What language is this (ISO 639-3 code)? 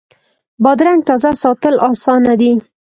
pus